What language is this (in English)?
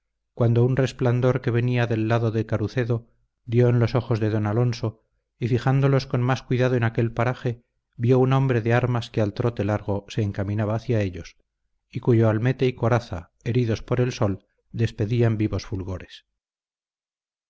Spanish